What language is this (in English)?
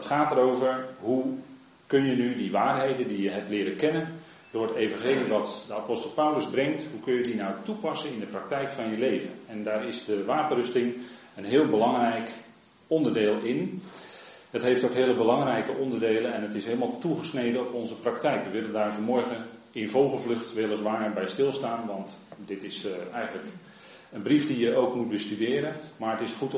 Dutch